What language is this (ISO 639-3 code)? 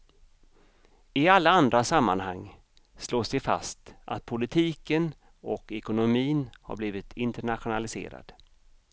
swe